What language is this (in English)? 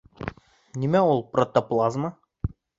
Bashkir